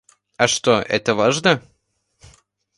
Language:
Russian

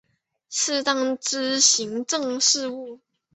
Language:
Chinese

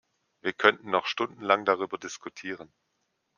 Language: German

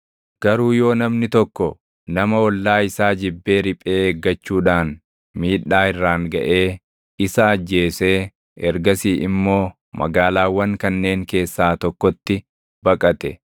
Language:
Oromo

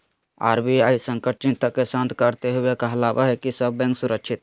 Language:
Magahi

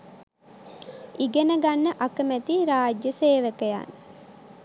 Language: Sinhala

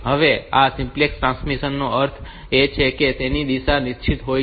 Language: Gujarati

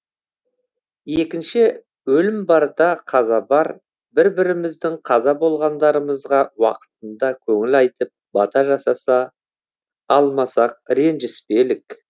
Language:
Kazakh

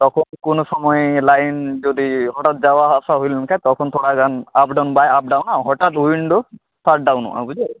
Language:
Santali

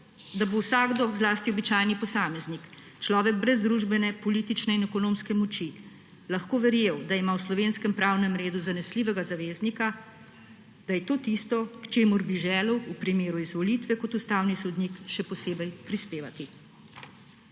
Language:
Slovenian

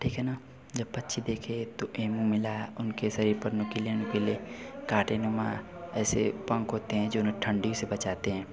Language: Hindi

